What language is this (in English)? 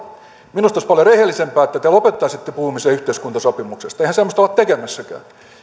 Finnish